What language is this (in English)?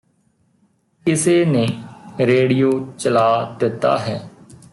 Punjabi